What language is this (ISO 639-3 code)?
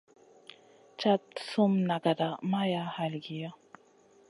mcn